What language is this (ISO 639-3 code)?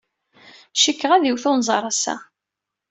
kab